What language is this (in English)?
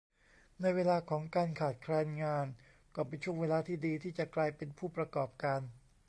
Thai